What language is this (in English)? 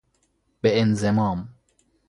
Persian